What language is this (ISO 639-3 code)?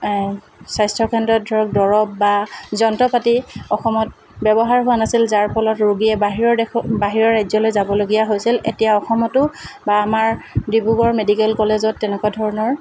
asm